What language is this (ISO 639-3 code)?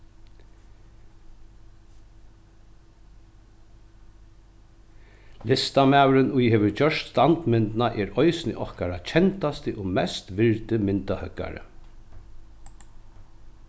fao